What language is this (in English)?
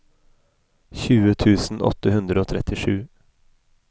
Norwegian